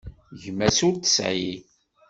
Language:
Kabyle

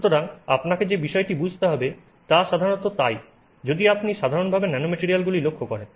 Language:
Bangla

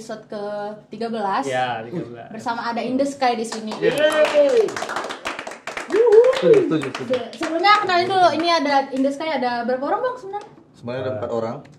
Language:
Indonesian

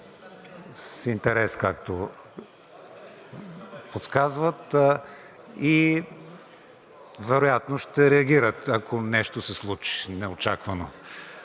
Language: Bulgarian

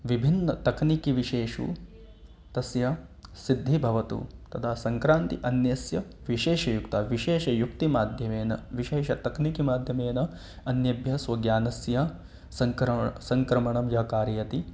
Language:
Sanskrit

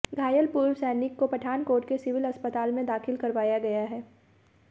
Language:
Hindi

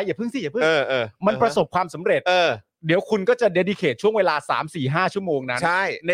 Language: Thai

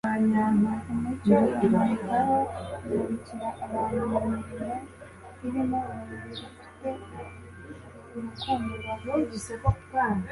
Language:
Kinyarwanda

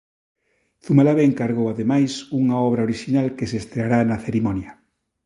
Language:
Galician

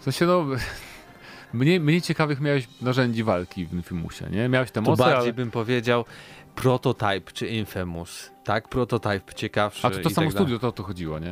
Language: Polish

